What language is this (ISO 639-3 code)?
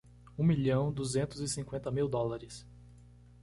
por